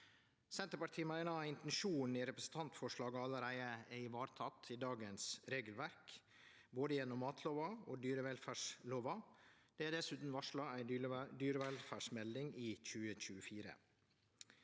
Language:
Norwegian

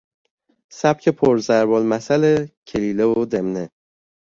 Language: Persian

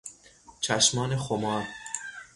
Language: Persian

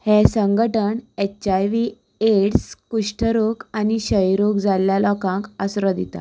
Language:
Konkani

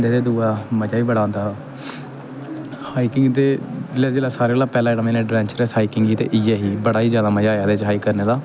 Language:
Dogri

